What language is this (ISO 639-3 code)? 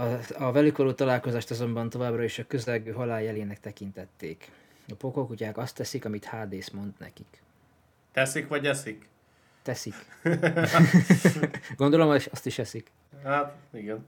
hun